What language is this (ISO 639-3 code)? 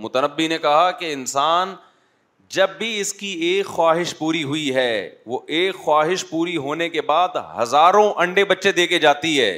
urd